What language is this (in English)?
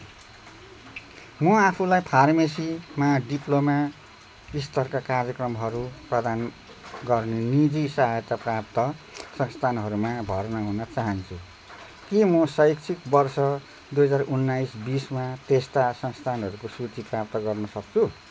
Nepali